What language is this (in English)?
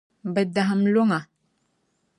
Dagbani